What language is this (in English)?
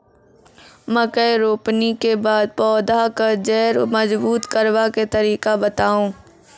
Maithili